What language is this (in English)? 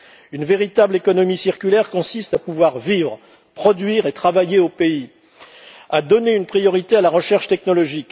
French